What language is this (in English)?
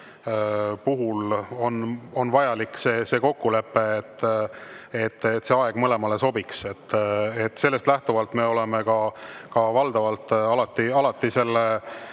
Estonian